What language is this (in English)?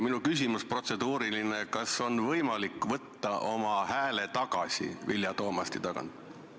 Estonian